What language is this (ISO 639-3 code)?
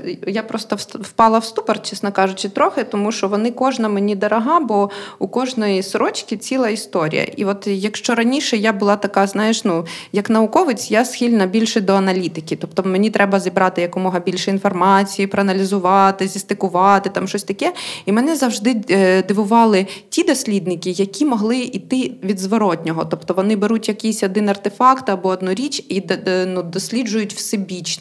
ukr